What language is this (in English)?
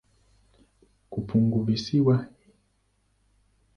Swahili